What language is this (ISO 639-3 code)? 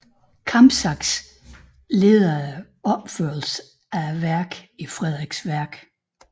dan